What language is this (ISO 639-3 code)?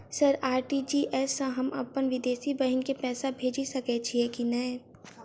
mai